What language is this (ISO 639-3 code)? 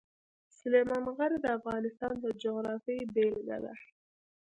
pus